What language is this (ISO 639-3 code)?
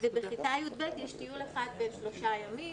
heb